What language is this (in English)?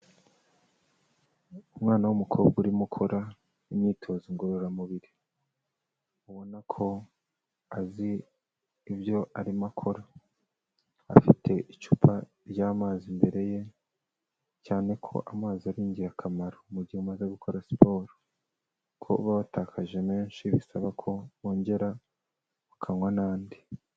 Kinyarwanda